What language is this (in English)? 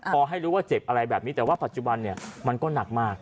Thai